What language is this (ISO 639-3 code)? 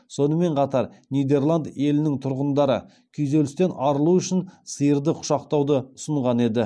kaz